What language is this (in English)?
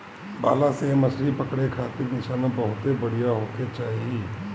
Bhojpuri